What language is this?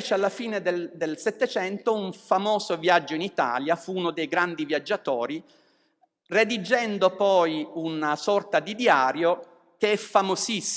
Italian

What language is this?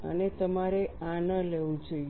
Gujarati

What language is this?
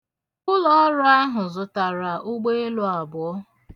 Igbo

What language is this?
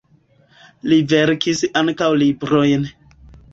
Esperanto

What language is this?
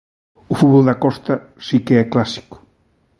Galician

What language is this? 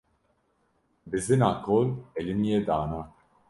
Kurdish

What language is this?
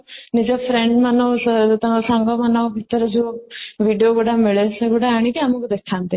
Odia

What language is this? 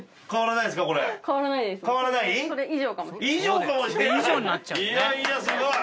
Japanese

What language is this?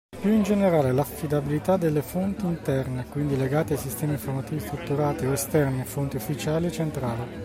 Italian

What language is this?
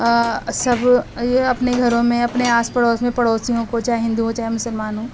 Urdu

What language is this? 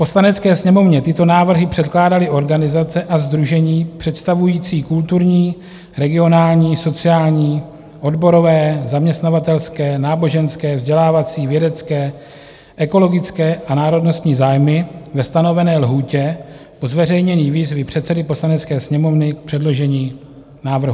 Czech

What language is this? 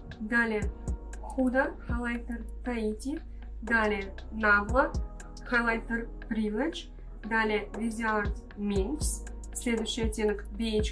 Russian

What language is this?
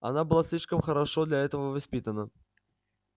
Russian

